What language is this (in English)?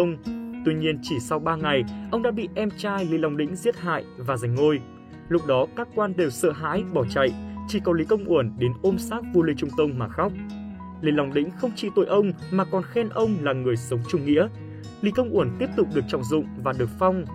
Vietnamese